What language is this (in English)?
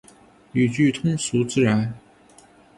Chinese